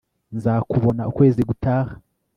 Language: Kinyarwanda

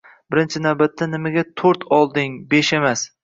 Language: Uzbek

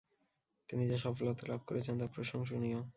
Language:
Bangla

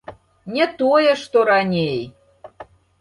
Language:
Belarusian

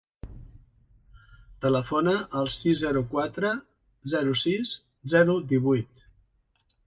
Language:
Catalan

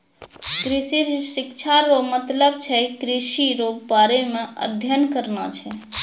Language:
Maithili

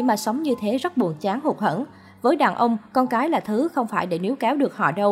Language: Vietnamese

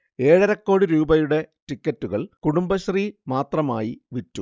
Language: Malayalam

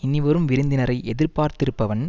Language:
Tamil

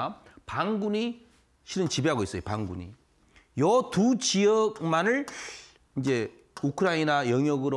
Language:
Korean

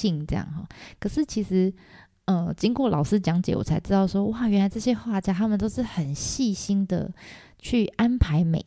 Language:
Chinese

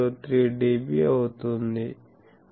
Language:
Telugu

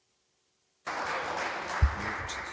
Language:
Serbian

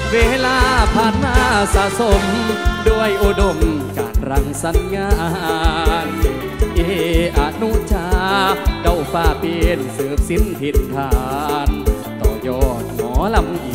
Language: Thai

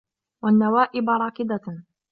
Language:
Arabic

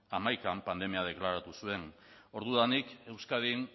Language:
Basque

